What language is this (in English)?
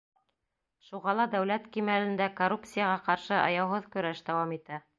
Bashkir